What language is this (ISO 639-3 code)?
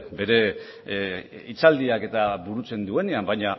eus